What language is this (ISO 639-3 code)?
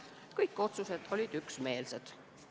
est